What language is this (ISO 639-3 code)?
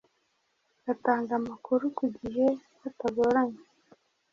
kin